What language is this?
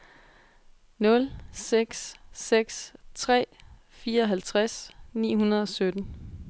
Danish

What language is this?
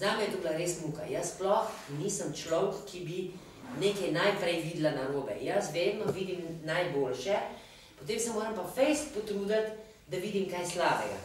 Romanian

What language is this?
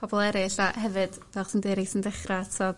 Welsh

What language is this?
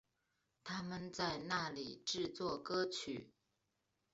Chinese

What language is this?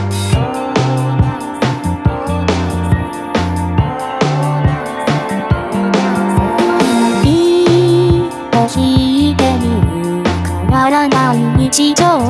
Japanese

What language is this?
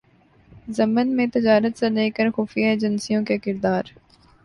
Urdu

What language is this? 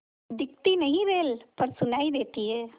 Hindi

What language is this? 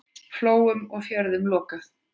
Icelandic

